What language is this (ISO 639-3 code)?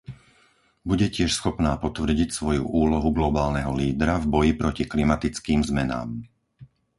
slk